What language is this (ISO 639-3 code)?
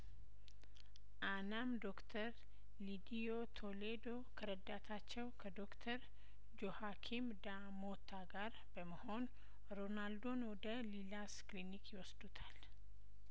amh